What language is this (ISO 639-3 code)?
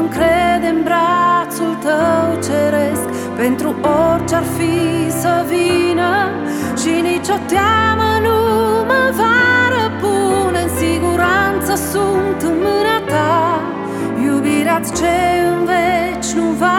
ron